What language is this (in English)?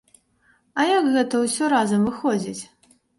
Belarusian